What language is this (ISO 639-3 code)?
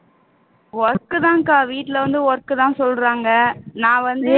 tam